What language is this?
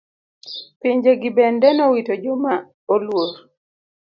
Luo (Kenya and Tanzania)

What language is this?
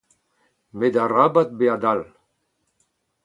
Breton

